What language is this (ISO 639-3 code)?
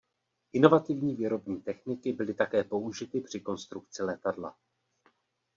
ces